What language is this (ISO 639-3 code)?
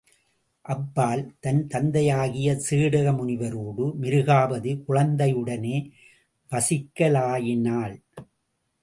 tam